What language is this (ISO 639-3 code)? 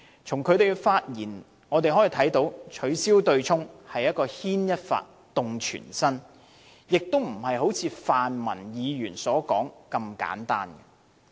yue